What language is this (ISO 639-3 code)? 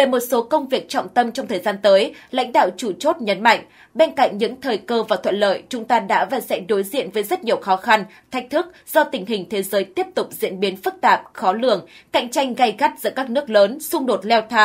vie